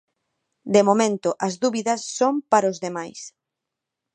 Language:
Galician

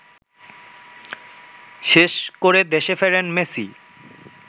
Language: Bangla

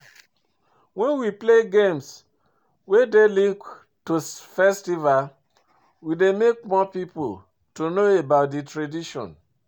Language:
Nigerian Pidgin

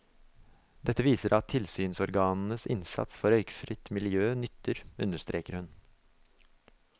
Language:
Norwegian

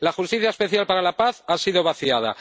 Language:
Spanish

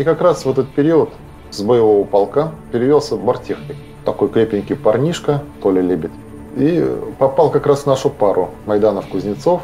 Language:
Russian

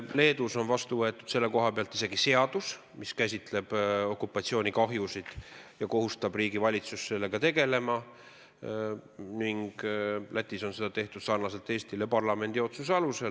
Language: Estonian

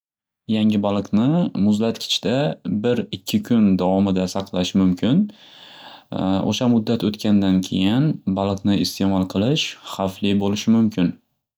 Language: Uzbek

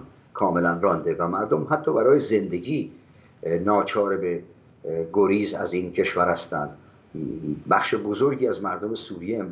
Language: Persian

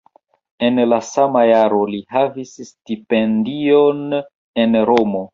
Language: Esperanto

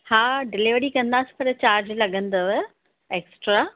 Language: Sindhi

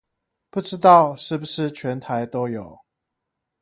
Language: Chinese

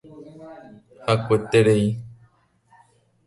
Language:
Guarani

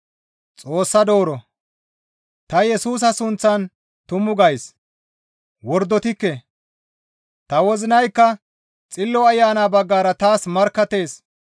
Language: Gamo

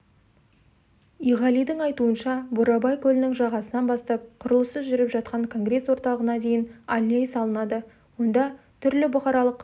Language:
Kazakh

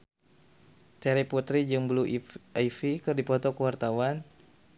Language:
Sundanese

